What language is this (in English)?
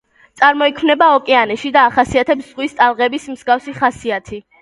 Georgian